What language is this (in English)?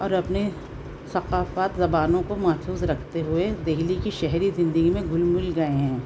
Urdu